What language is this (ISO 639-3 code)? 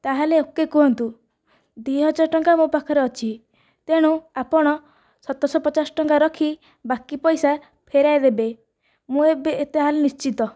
ori